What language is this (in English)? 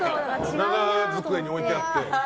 Japanese